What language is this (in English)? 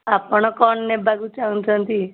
Odia